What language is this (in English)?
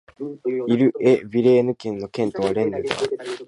Japanese